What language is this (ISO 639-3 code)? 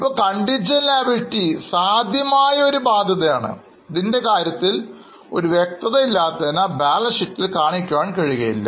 mal